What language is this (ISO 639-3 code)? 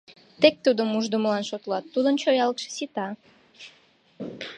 chm